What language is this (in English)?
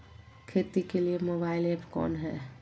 Magahi